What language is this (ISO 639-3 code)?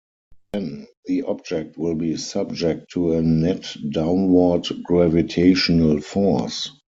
eng